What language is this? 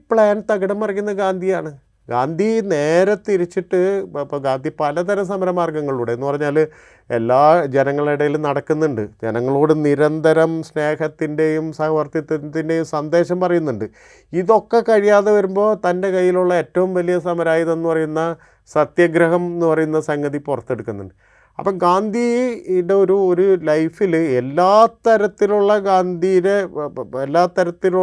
Malayalam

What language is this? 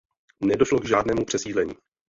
Czech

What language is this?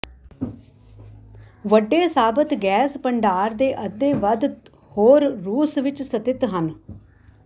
Punjabi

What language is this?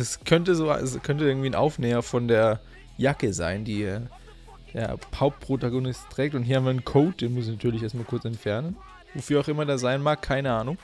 German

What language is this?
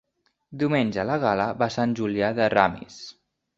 Catalan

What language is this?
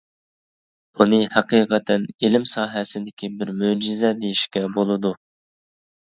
Uyghur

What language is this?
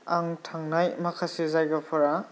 Bodo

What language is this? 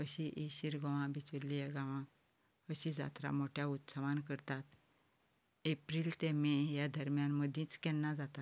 Konkani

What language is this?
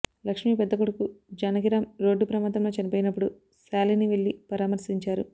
Telugu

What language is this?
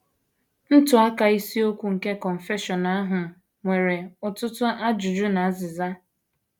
Igbo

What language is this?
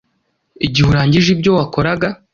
Kinyarwanda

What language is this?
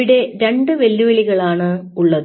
Malayalam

